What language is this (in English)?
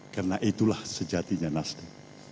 Indonesian